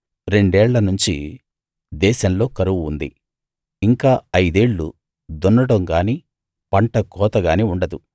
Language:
Telugu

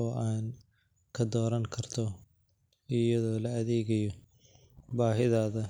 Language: Somali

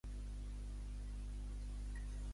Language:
Catalan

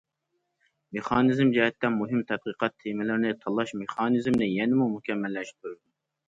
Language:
Uyghur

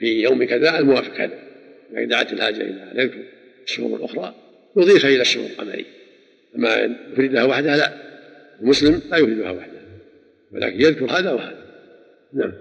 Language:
Arabic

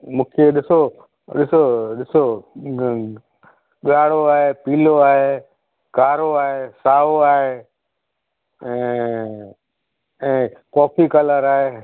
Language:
Sindhi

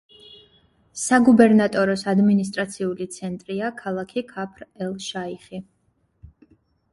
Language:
Georgian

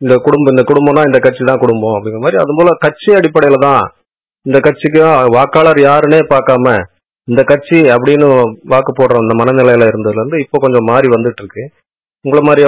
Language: Tamil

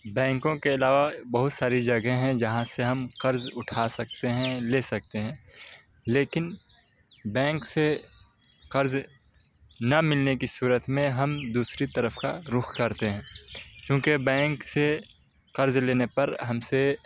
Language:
Urdu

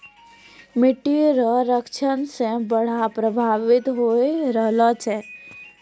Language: Maithili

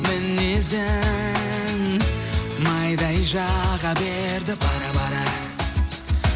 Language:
Kazakh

